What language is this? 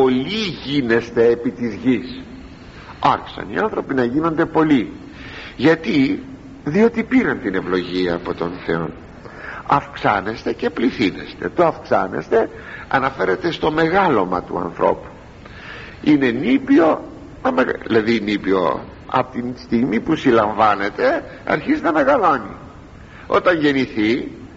Greek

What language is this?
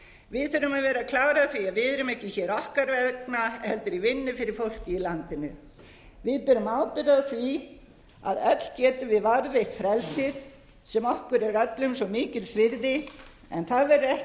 Icelandic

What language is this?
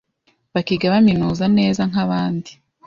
Kinyarwanda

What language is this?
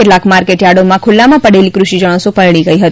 Gujarati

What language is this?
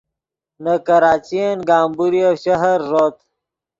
Yidgha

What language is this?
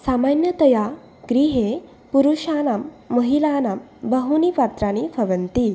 Sanskrit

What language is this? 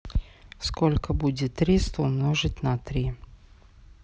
Russian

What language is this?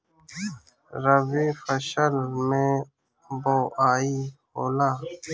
Bhojpuri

